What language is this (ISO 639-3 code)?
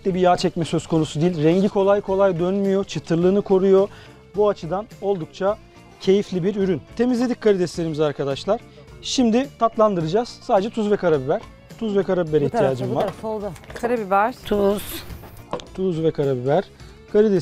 tur